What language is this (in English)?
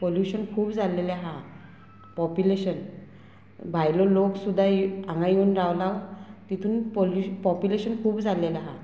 Konkani